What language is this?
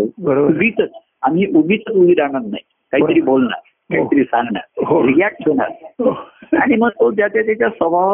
Marathi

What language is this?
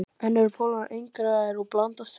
Icelandic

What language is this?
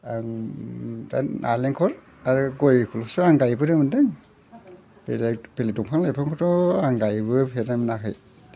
Bodo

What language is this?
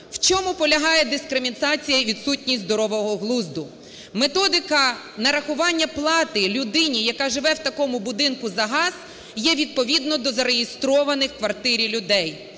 Ukrainian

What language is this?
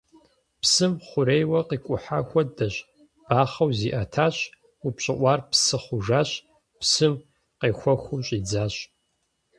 Kabardian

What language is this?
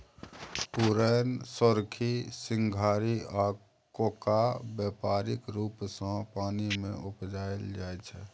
Maithili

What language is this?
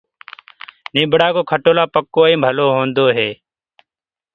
Gurgula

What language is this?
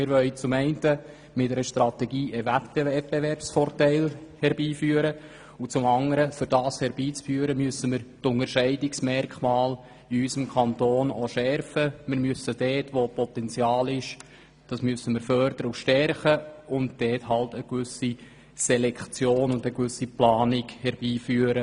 Swiss German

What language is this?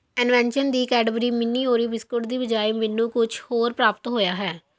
Punjabi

